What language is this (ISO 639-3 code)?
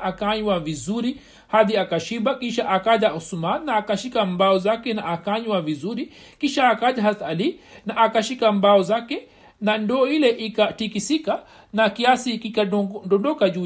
swa